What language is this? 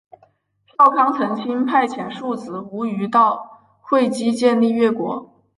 Chinese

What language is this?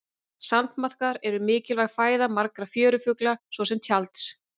Icelandic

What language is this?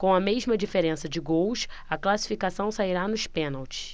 Portuguese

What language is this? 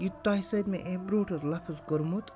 Kashmiri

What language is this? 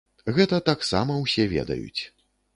Belarusian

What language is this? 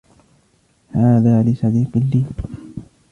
Arabic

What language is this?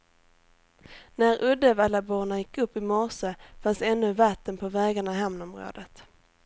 Swedish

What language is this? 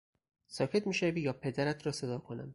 Persian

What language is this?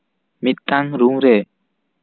Santali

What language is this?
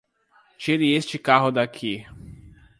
Portuguese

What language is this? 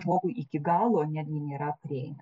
Lithuanian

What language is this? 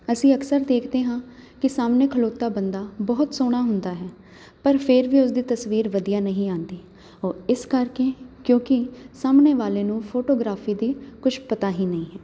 Punjabi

